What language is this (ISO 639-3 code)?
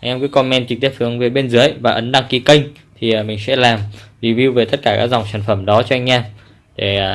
vie